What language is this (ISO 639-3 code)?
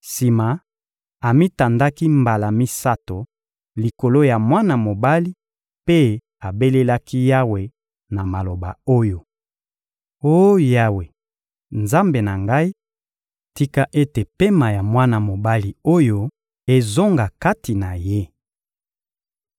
lin